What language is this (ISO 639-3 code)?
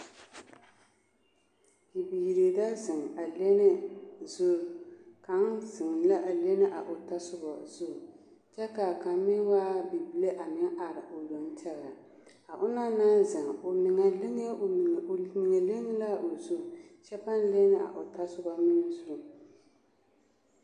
dga